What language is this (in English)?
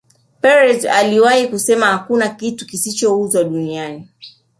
Swahili